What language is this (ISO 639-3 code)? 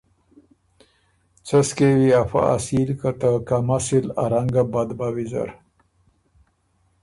oru